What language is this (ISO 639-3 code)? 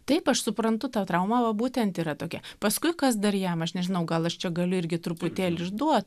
lit